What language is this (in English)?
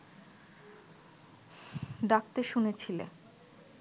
Bangla